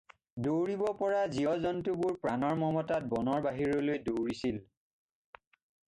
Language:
Assamese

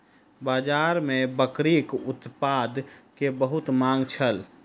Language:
Maithili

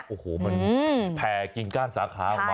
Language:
Thai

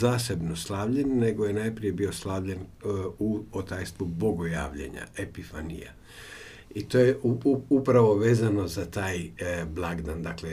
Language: Croatian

